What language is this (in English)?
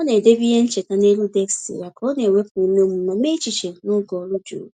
Igbo